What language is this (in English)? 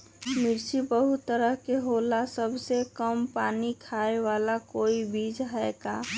Magahi